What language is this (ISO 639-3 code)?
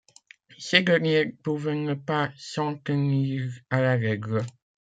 fra